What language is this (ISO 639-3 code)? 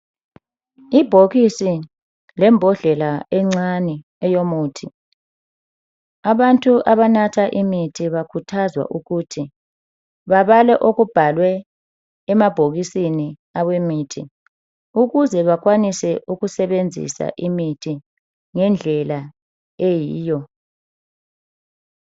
nde